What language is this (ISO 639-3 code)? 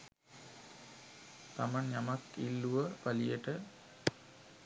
sin